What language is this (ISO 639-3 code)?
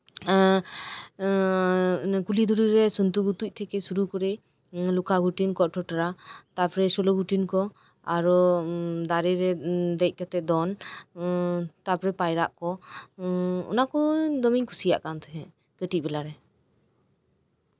sat